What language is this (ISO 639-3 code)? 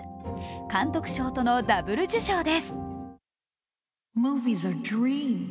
jpn